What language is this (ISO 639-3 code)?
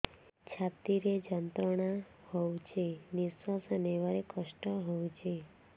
ori